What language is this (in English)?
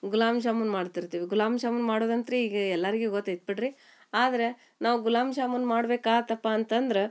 Kannada